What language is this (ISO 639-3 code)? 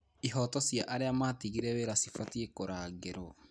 kik